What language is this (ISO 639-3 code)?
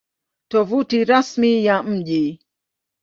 swa